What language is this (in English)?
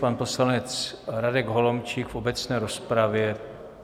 Czech